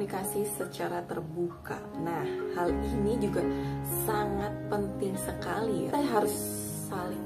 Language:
Indonesian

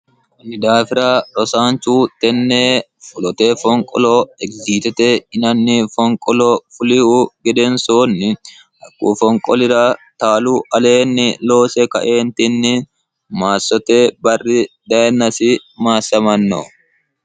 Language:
Sidamo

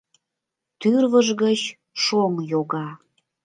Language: Mari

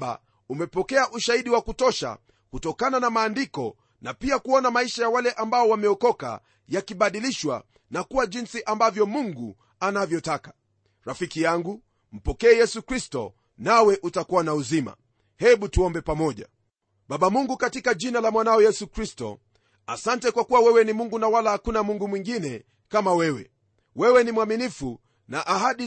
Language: Swahili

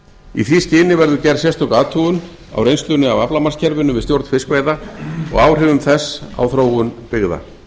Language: Icelandic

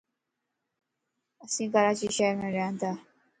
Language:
Lasi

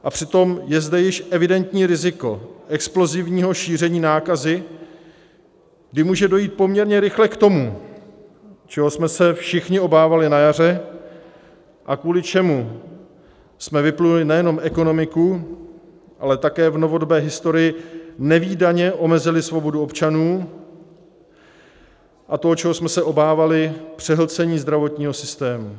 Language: Czech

